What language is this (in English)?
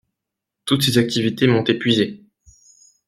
French